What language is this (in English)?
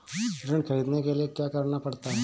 Hindi